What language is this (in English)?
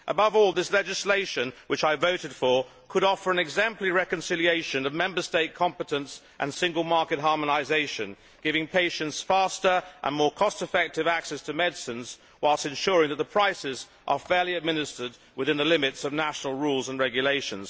English